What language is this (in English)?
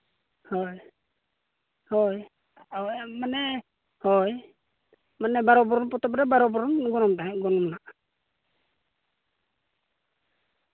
Santali